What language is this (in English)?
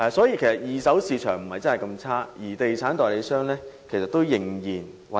Cantonese